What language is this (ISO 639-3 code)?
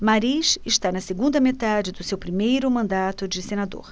por